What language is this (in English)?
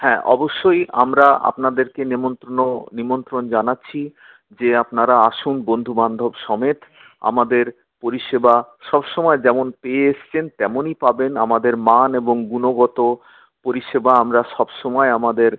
Bangla